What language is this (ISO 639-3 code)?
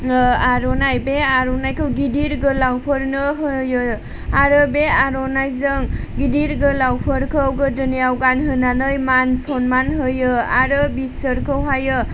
brx